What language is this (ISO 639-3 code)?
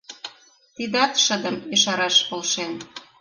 chm